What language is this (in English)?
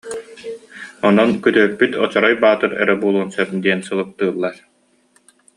Yakut